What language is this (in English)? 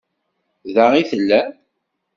Kabyle